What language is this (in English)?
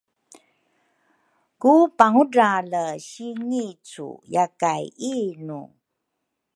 Rukai